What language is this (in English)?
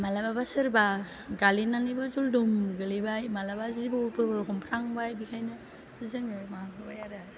Bodo